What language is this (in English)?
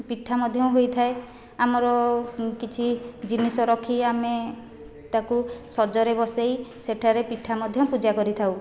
Odia